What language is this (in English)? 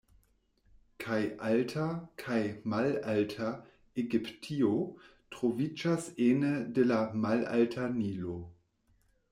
Esperanto